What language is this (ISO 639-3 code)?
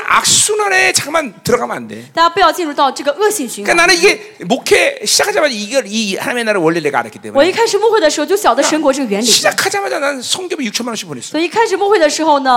kor